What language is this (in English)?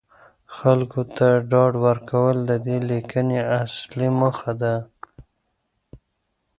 Pashto